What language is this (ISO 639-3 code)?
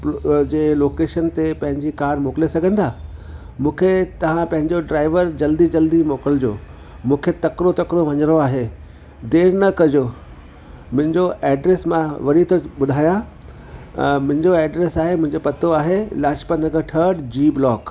snd